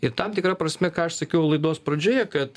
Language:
Lithuanian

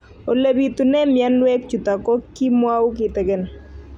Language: Kalenjin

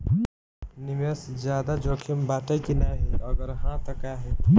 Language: Bhojpuri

